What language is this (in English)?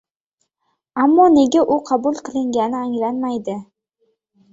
Uzbek